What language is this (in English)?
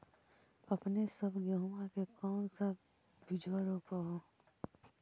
Magahi